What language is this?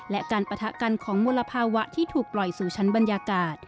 Thai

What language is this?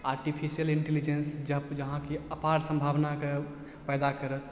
Maithili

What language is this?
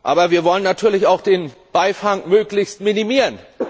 German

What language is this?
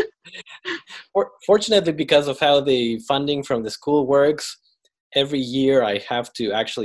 English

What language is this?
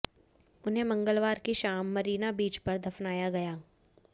Hindi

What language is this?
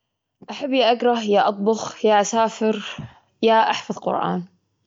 Gulf Arabic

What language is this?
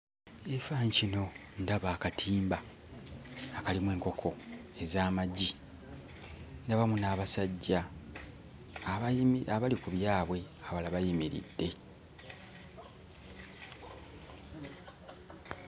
Ganda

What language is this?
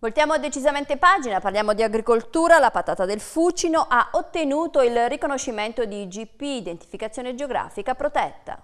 Italian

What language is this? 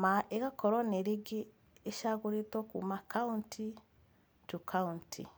Kikuyu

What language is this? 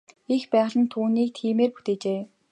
Mongolian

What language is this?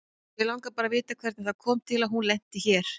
Icelandic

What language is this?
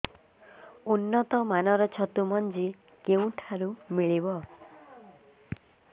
Odia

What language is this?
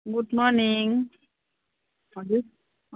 Nepali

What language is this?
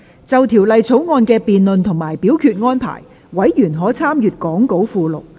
Cantonese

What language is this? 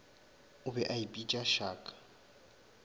Northern Sotho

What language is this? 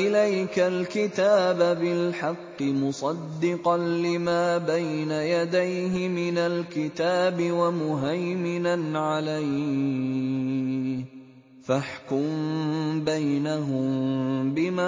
Arabic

